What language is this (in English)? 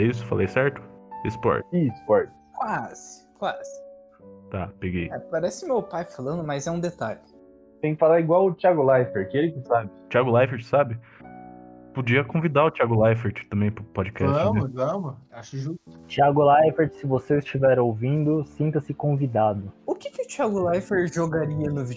Portuguese